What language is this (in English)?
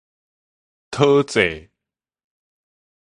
Min Nan Chinese